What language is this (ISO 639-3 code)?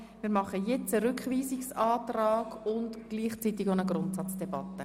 gsw